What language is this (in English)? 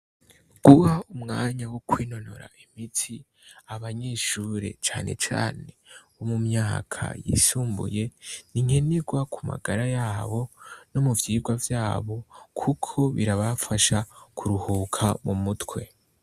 Rundi